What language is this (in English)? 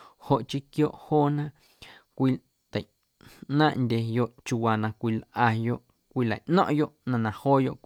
Guerrero Amuzgo